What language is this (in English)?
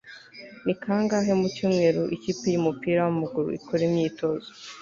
Kinyarwanda